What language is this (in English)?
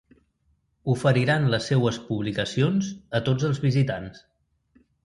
Catalan